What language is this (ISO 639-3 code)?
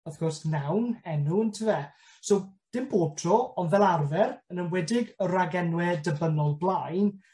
cym